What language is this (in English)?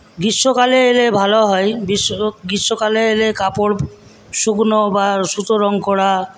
Bangla